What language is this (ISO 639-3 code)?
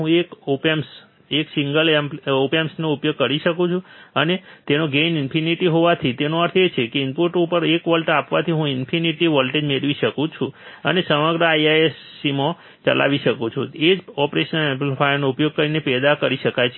guj